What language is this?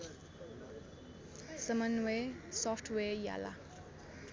Nepali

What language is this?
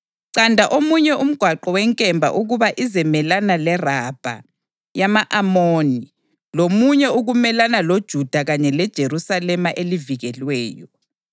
North Ndebele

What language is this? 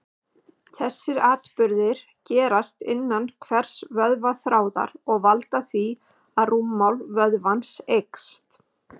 Icelandic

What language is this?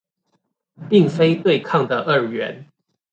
Chinese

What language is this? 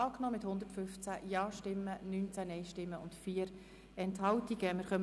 Swiss German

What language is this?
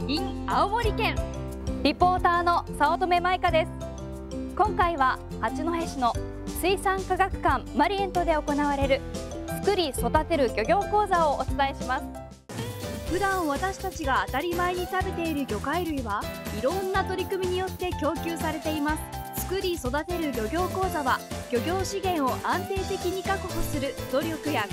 Japanese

